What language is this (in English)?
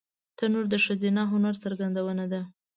Pashto